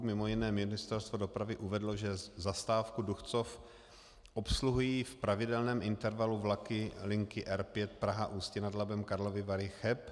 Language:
Czech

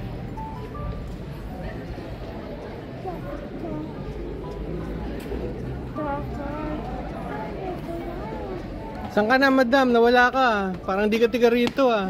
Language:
Filipino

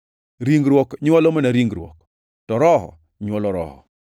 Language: Luo (Kenya and Tanzania)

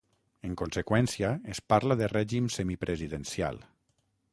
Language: Catalan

